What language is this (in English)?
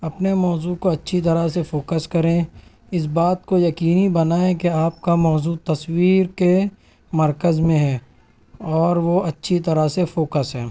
Urdu